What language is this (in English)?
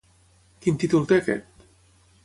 Catalan